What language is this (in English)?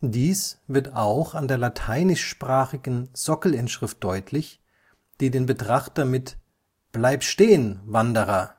German